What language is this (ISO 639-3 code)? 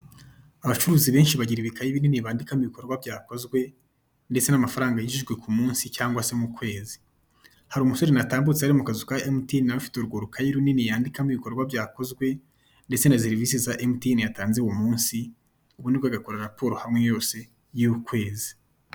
kin